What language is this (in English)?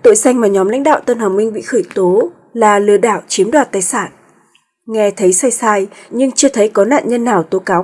Vietnamese